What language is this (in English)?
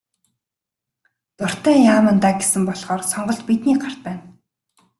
Mongolian